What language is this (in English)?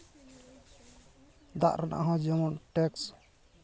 Santali